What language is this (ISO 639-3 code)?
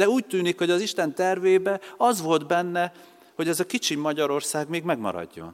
hun